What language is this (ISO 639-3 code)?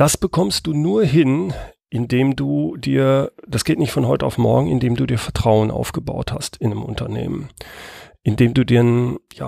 deu